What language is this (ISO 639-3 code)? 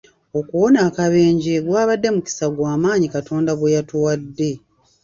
lug